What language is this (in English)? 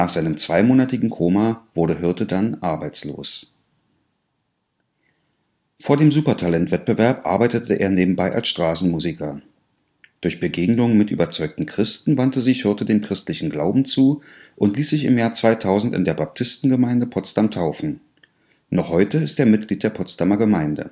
German